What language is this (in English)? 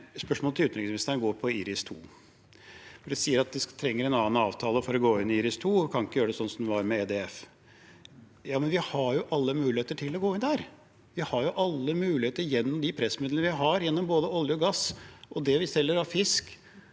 Norwegian